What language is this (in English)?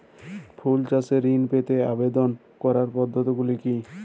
Bangla